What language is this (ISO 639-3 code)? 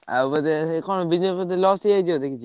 ori